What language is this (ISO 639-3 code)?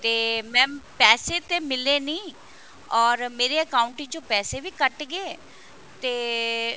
pan